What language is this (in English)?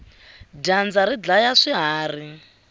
Tsonga